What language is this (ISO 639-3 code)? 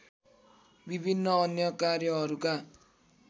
nep